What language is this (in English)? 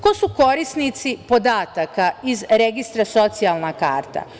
Serbian